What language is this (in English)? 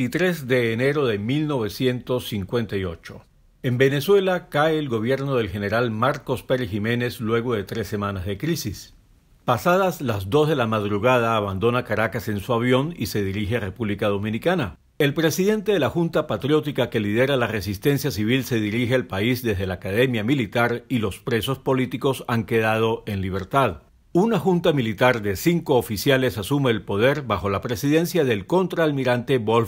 Spanish